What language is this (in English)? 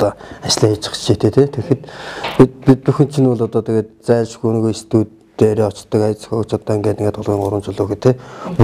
Korean